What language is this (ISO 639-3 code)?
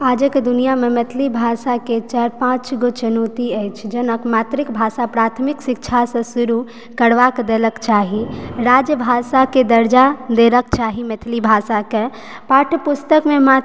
mai